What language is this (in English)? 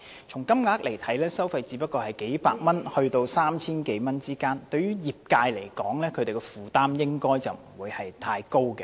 Cantonese